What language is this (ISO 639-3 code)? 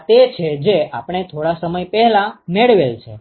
guj